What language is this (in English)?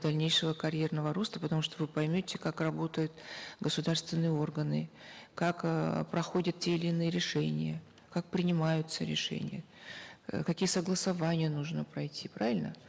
Kazakh